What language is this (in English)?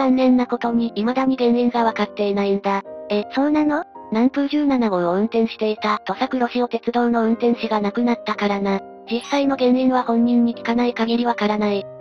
Japanese